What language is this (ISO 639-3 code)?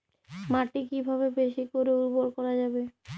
ben